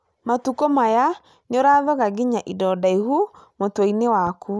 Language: Kikuyu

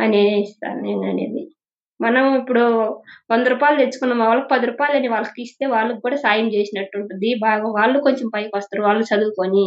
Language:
Telugu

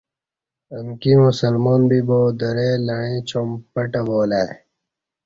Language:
Kati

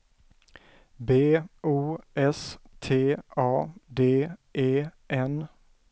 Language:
Swedish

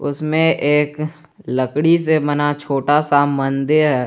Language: Hindi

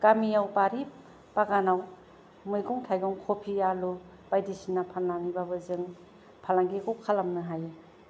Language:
Bodo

